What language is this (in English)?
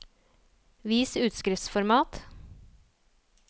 Norwegian